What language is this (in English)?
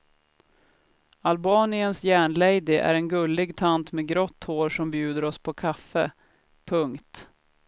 Swedish